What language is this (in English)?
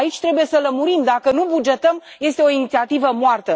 Romanian